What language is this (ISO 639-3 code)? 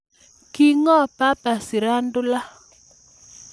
kln